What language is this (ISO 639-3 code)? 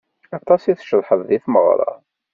kab